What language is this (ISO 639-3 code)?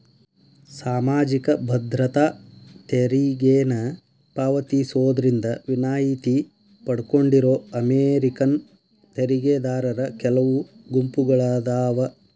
kan